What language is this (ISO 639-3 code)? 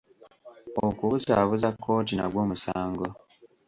lug